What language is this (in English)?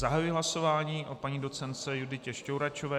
Czech